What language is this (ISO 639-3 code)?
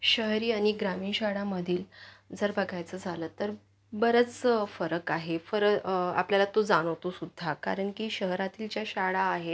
mar